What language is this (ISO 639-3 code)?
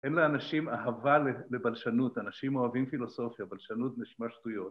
heb